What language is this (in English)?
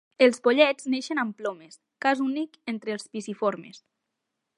Catalan